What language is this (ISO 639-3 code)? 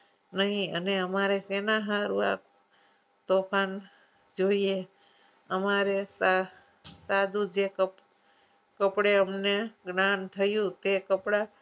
guj